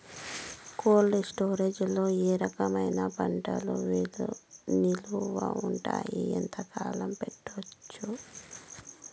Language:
Telugu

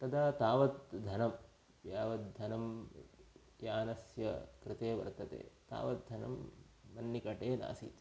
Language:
Sanskrit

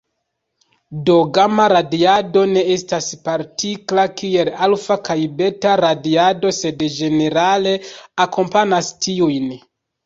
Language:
Esperanto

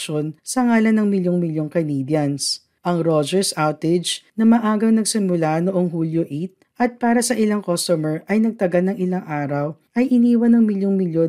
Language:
Filipino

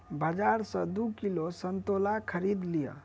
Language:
Maithili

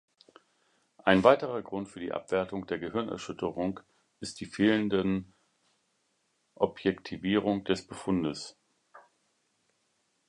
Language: German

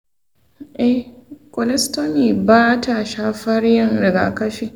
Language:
Hausa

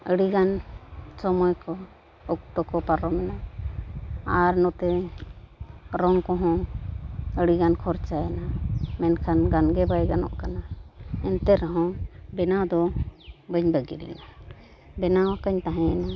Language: Santali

